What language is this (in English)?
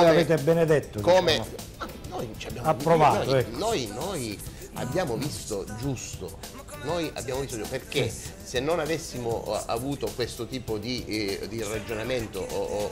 Italian